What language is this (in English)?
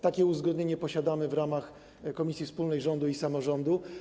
Polish